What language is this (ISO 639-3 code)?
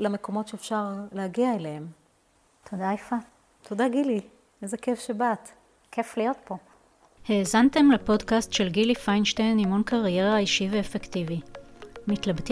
heb